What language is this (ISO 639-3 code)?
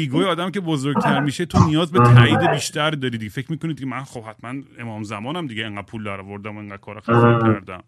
fas